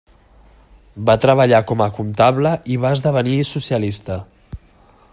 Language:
Catalan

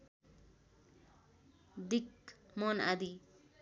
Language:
Nepali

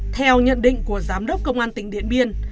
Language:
Vietnamese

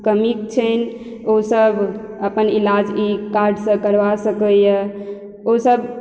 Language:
Maithili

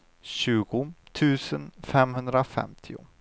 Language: Swedish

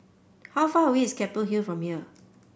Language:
English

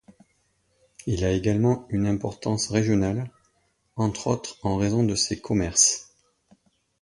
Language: French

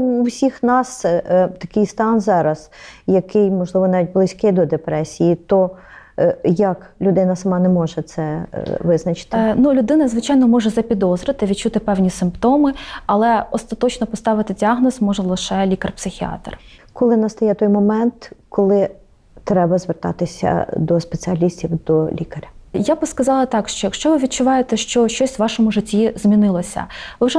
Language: Ukrainian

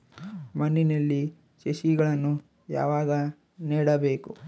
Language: Kannada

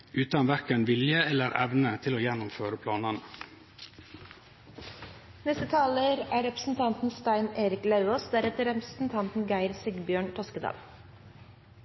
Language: Norwegian Nynorsk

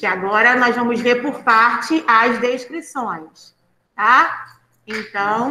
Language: Portuguese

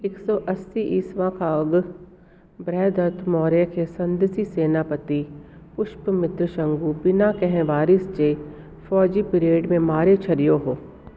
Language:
Sindhi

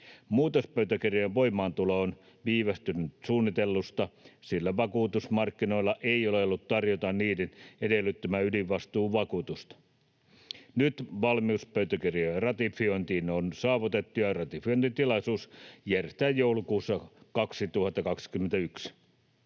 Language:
Finnish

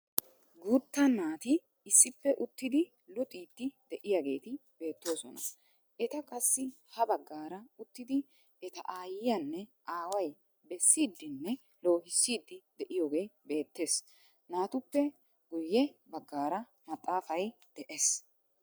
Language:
Wolaytta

